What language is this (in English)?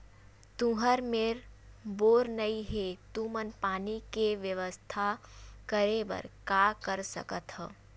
Chhattisgarhi